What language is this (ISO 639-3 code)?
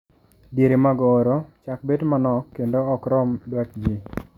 luo